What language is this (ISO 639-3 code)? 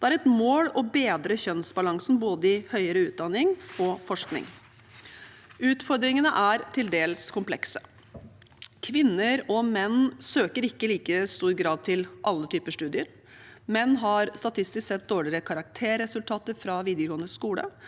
nor